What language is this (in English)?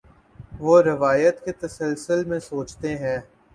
Urdu